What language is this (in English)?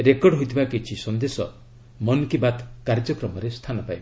Odia